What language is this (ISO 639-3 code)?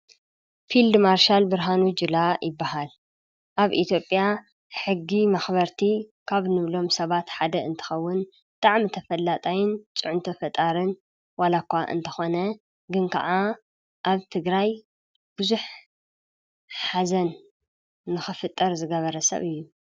tir